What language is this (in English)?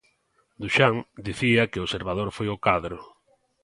Galician